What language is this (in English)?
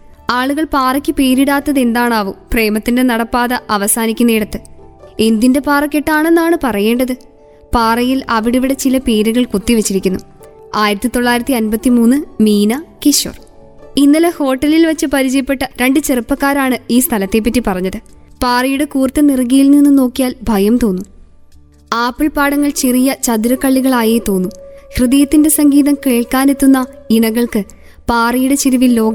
Malayalam